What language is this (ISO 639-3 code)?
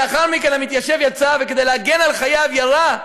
heb